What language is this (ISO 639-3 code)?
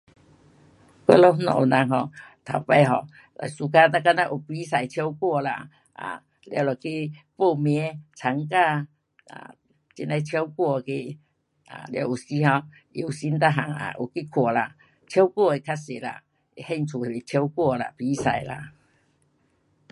cpx